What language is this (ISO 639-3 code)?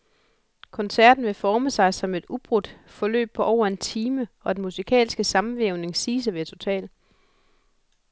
dan